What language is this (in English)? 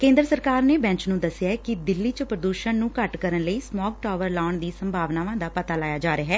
Punjabi